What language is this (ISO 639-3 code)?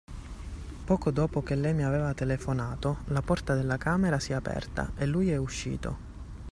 ita